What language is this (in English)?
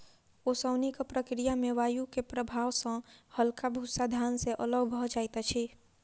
Maithili